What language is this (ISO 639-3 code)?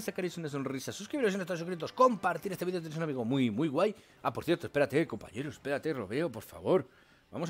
spa